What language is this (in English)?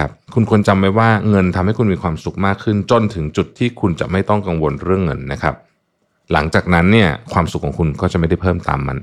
Thai